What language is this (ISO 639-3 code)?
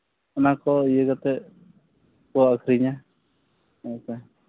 sat